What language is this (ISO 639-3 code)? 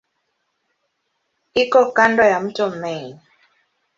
swa